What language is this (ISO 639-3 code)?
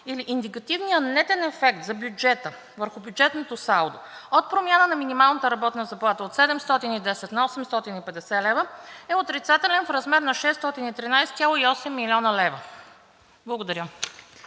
bul